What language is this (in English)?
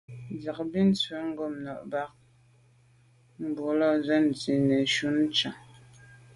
Medumba